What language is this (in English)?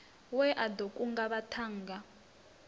Venda